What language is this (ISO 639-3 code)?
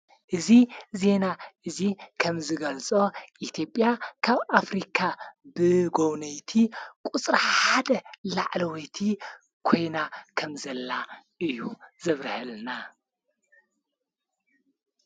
tir